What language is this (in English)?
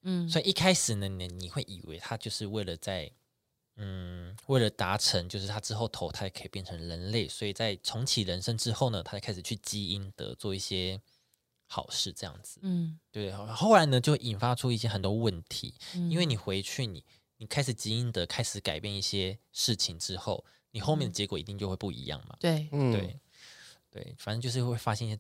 Chinese